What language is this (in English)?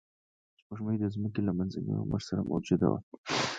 Pashto